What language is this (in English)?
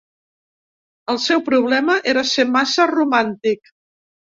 Catalan